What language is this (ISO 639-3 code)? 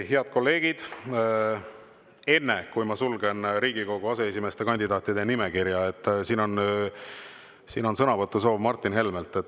est